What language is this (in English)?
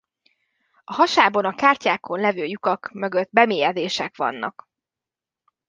Hungarian